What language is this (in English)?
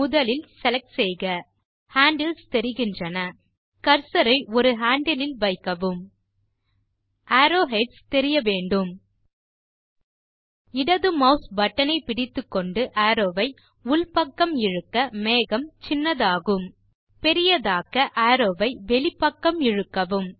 Tamil